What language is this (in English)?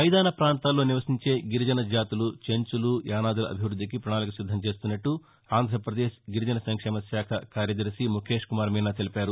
Telugu